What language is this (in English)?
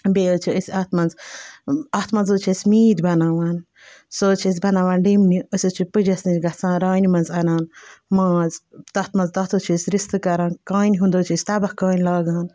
Kashmiri